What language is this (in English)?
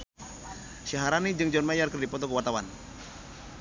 Sundanese